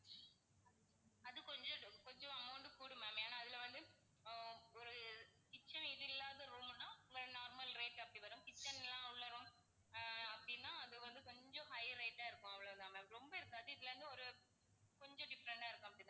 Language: Tamil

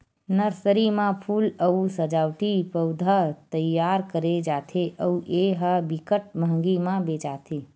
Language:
Chhattisgarhi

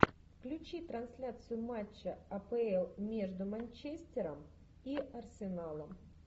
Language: Russian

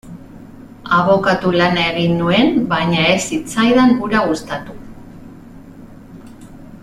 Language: Basque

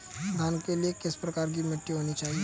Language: Hindi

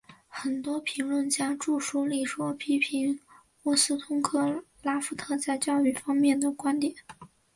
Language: Chinese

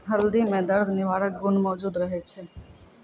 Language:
Maithili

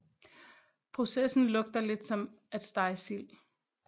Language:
Danish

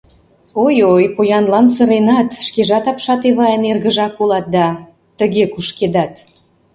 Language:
Mari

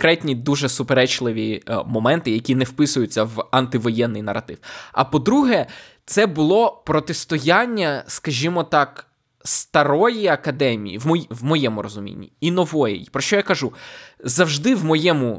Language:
Ukrainian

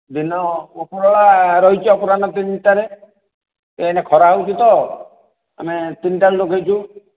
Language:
Odia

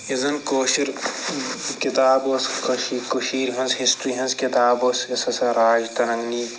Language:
Kashmiri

